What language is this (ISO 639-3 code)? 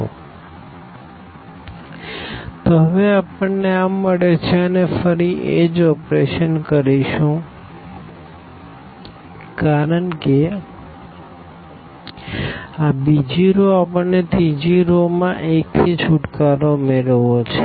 guj